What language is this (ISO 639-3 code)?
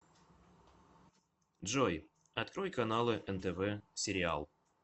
rus